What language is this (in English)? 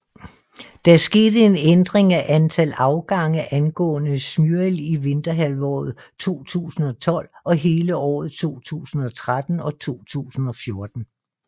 Danish